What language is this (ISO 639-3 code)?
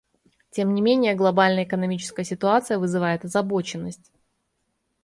rus